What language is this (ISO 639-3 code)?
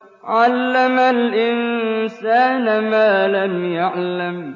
ara